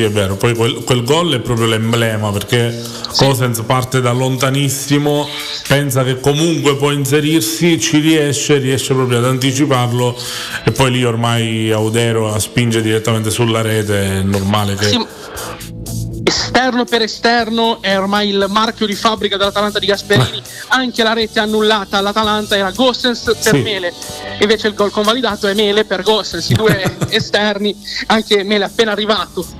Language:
Italian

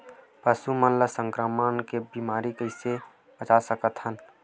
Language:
Chhattisgarhi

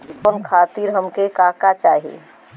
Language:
Bhojpuri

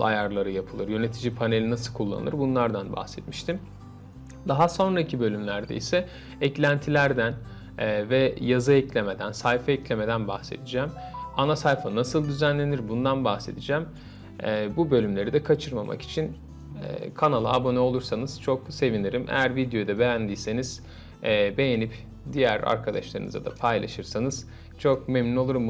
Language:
Turkish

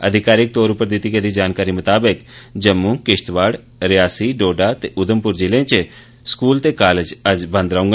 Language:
Dogri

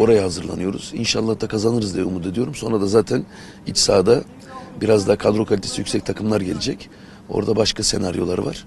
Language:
Turkish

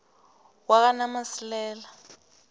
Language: South Ndebele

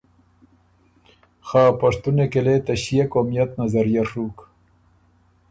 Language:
Ormuri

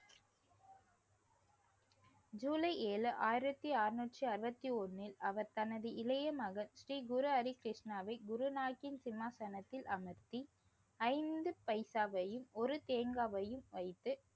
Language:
Tamil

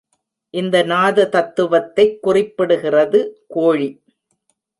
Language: Tamil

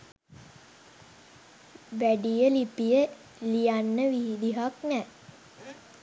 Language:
Sinhala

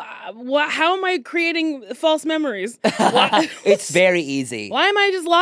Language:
English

